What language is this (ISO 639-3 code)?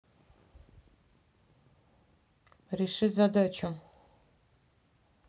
rus